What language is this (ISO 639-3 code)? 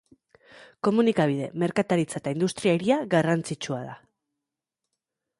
eus